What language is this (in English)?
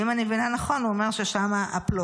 Hebrew